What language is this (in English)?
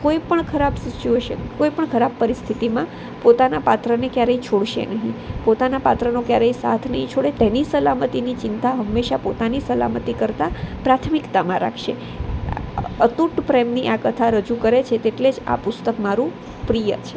Gujarati